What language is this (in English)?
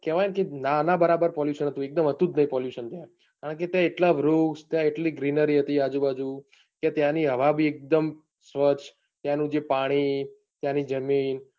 Gujarati